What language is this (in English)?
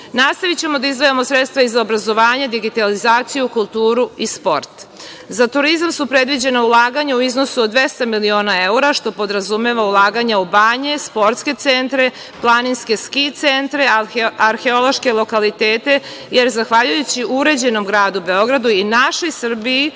Serbian